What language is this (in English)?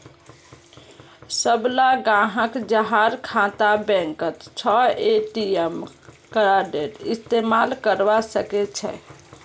Magahi